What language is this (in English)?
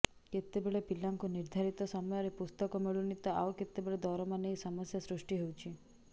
Odia